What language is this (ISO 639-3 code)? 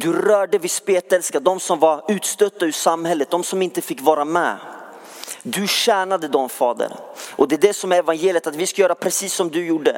swe